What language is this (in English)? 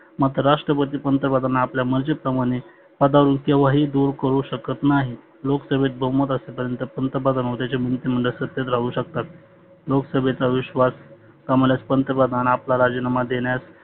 Marathi